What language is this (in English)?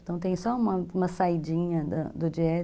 Portuguese